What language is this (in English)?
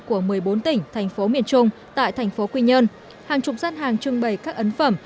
Vietnamese